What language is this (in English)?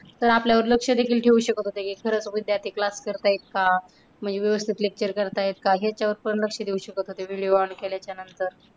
Marathi